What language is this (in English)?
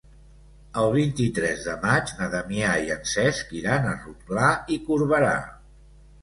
Catalan